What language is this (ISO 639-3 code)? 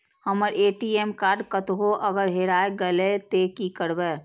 mai